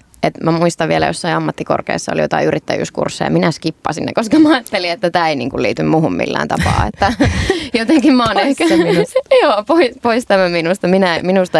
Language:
Finnish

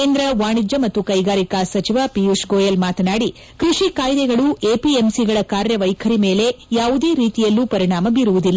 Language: Kannada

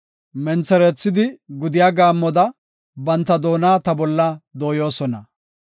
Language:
Gofa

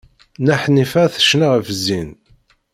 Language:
Kabyle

